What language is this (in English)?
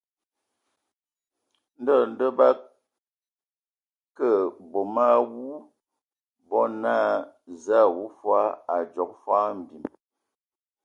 Ewondo